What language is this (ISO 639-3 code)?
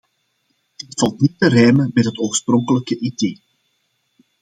nld